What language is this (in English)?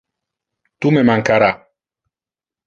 Interlingua